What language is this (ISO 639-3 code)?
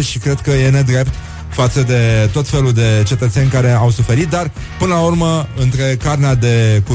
ron